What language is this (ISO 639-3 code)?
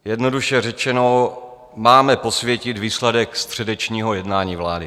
ces